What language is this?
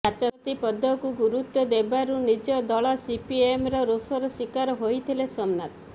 Odia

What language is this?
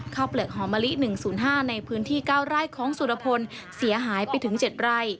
Thai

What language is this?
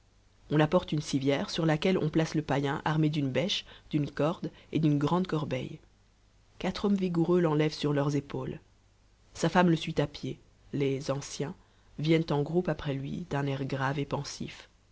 French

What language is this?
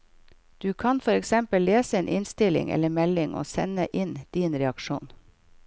Norwegian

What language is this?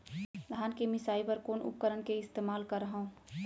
Chhattisgarhi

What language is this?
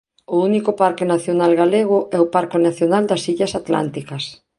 Galician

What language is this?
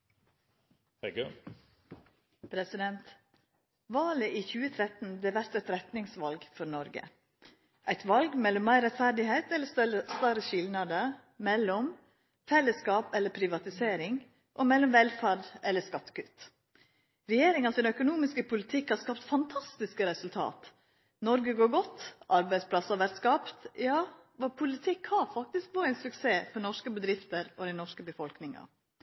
Norwegian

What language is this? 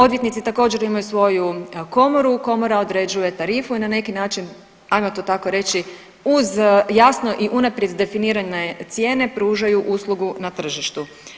Croatian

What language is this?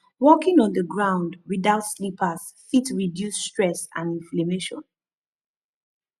Nigerian Pidgin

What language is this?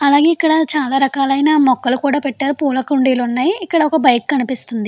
Telugu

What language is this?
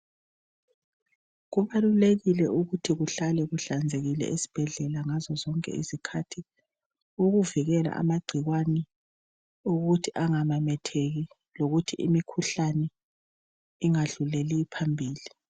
North Ndebele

